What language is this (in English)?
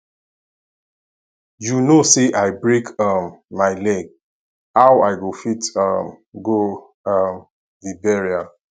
Nigerian Pidgin